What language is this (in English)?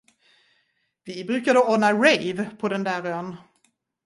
Swedish